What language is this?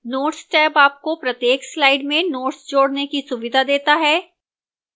Hindi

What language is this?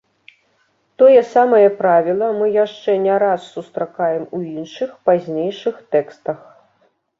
Belarusian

